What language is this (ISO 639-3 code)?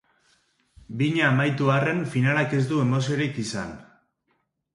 eus